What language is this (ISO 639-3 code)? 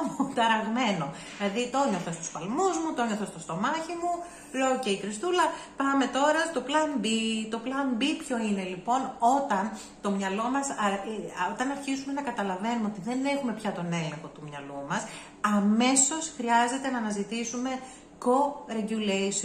ell